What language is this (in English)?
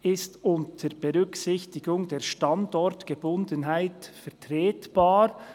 Swiss German